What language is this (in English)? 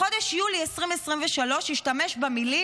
Hebrew